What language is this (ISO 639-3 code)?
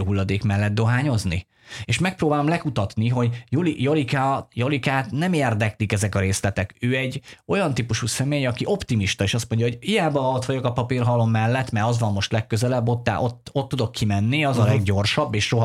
hun